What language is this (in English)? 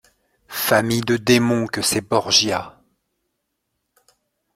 French